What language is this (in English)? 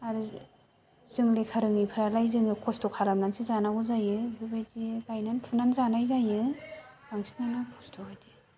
Bodo